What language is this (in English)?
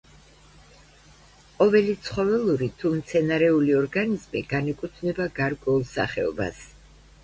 Georgian